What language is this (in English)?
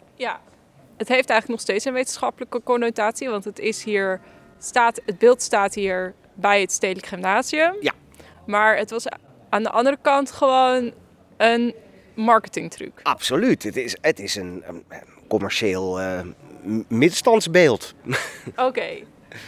Dutch